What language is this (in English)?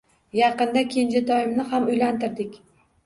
Uzbek